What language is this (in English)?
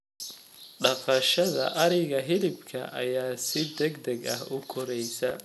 Somali